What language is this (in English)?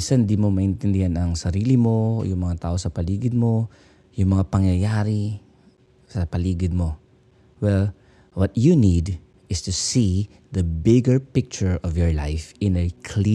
Filipino